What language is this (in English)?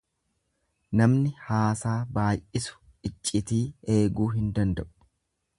Oromo